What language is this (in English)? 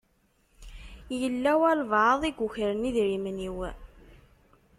Kabyle